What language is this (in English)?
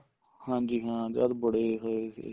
Punjabi